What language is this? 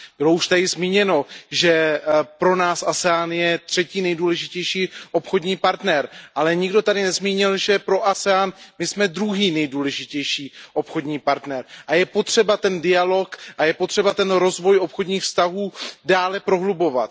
Czech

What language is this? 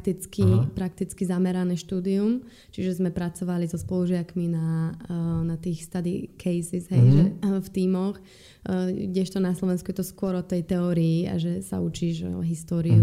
Slovak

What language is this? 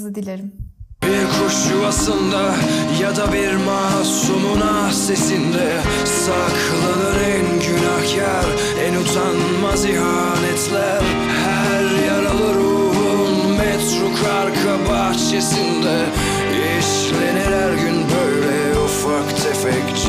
Turkish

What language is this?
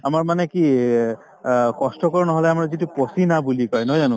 Assamese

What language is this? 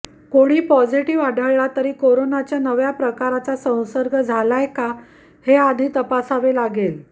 Marathi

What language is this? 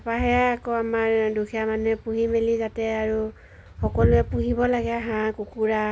Assamese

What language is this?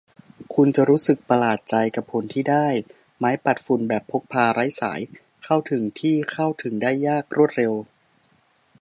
Thai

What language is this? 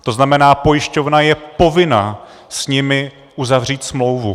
Czech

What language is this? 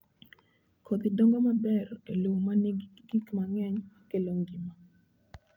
Luo (Kenya and Tanzania)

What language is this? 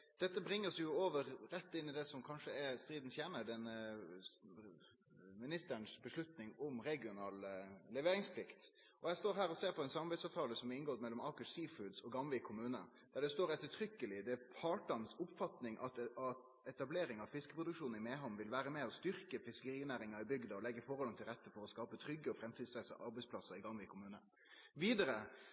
Norwegian Nynorsk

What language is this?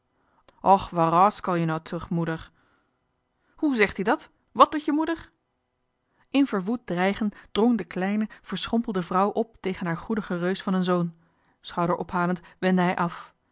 Dutch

